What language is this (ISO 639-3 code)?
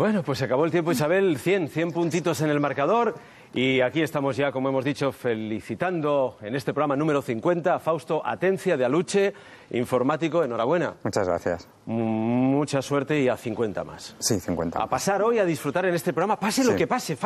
spa